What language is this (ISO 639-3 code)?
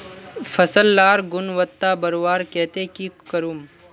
mag